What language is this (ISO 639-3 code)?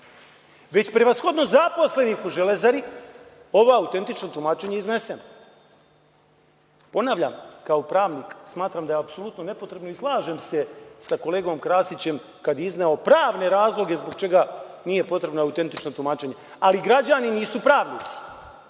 srp